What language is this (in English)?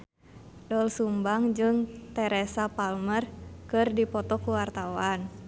Sundanese